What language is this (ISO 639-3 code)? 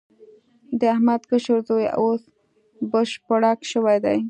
pus